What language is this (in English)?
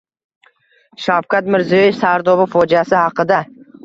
Uzbek